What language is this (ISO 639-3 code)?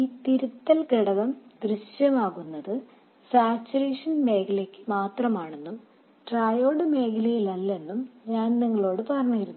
mal